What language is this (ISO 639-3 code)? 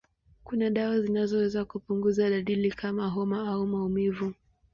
swa